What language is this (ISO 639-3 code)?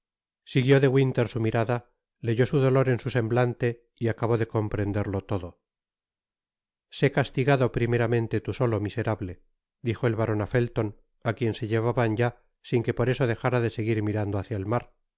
spa